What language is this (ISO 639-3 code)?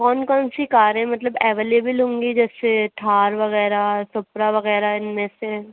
urd